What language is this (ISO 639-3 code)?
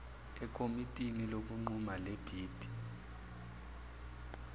zul